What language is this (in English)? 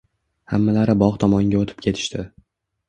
Uzbek